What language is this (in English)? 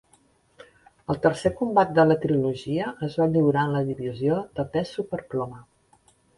Catalan